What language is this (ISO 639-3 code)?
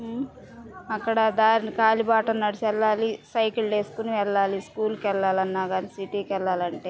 tel